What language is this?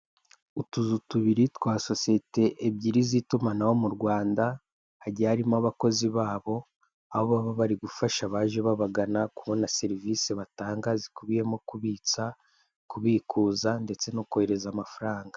Kinyarwanda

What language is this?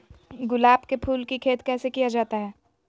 Magahi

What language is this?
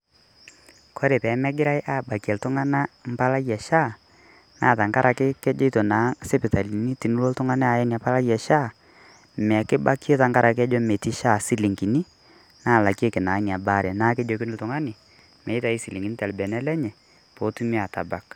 Masai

